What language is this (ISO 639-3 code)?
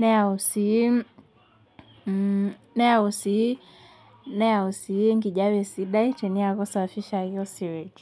mas